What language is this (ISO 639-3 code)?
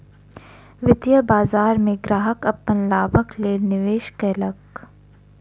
mai